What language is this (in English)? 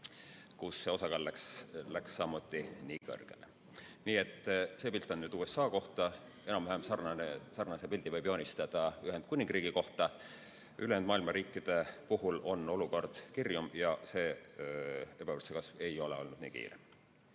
Estonian